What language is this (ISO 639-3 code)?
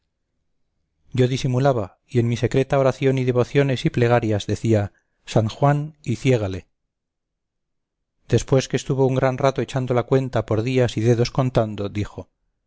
spa